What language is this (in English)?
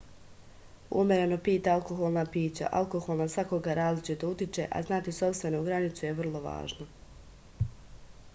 Serbian